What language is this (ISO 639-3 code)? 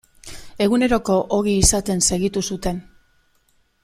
eus